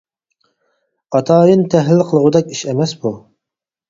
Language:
Uyghur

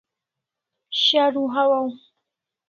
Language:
Kalasha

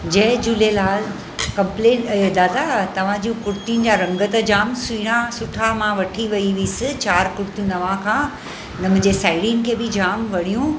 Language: Sindhi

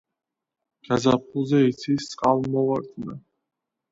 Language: Georgian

